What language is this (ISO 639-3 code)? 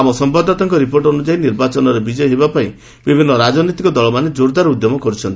ori